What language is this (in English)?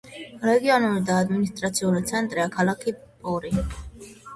Georgian